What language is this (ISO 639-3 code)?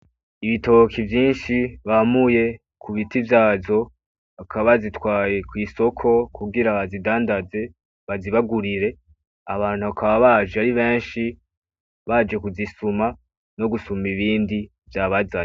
run